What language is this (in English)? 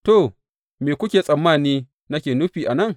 Hausa